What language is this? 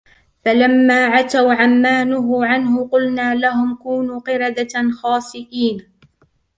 Arabic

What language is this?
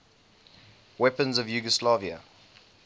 English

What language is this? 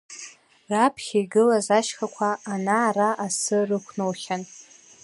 Abkhazian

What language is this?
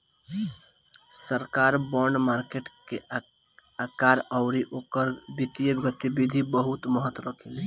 Bhojpuri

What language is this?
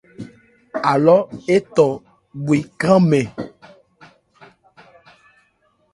Ebrié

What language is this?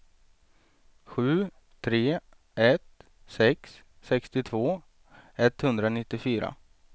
Swedish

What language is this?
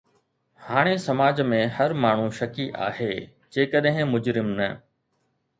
Sindhi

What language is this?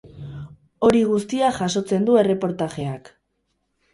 Basque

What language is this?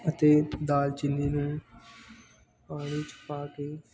Punjabi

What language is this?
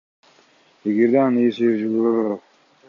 Kyrgyz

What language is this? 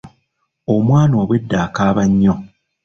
Ganda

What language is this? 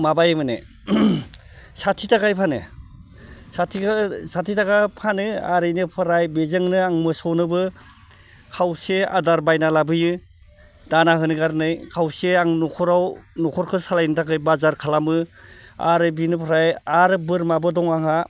Bodo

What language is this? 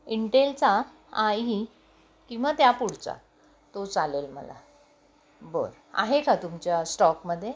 Marathi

